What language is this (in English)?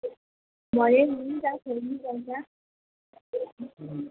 Nepali